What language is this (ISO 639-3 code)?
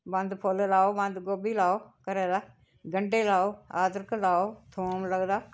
doi